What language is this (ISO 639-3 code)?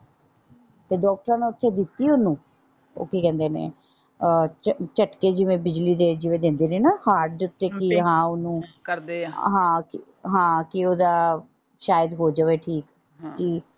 pan